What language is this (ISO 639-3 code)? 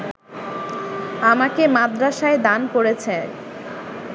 ben